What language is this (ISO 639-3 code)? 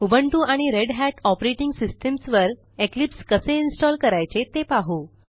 mar